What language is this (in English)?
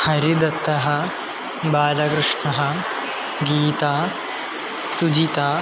Sanskrit